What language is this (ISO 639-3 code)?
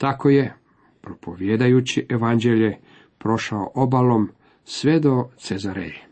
hrv